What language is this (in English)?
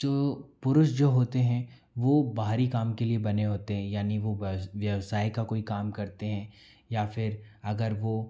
Hindi